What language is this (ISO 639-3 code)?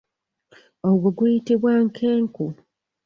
lug